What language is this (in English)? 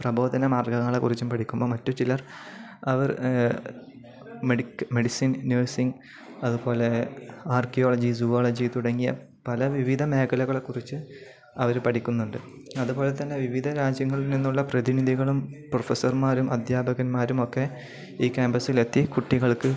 Malayalam